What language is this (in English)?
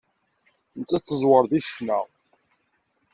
Kabyle